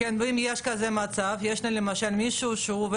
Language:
Hebrew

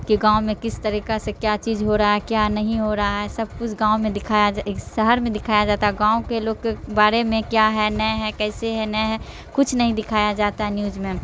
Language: Urdu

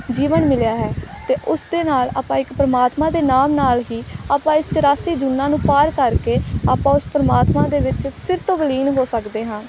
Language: Punjabi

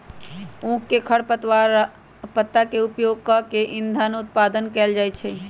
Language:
Magahi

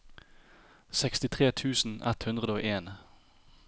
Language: Norwegian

